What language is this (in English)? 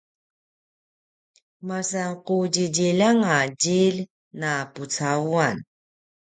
Paiwan